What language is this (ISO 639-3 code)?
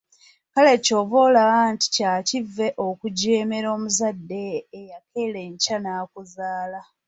lug